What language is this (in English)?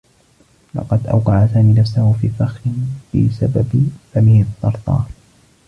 Arabic